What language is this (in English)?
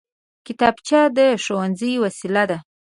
Pashto